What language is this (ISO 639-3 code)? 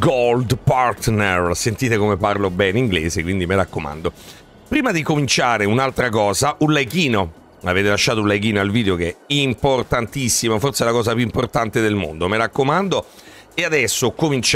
ita